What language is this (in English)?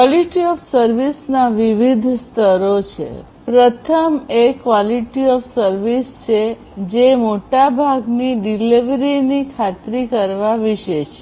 Gujarati